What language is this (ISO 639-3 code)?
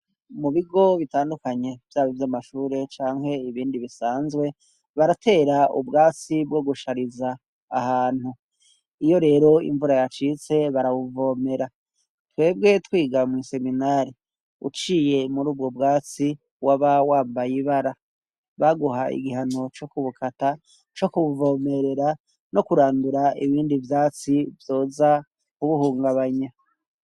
run